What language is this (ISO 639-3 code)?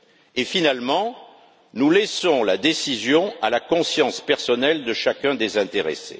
fra